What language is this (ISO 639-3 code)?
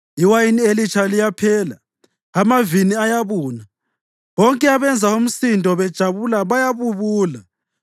nde